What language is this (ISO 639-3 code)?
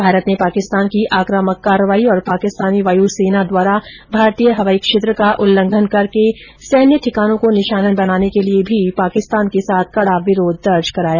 hin